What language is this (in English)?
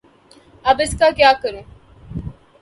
Urdu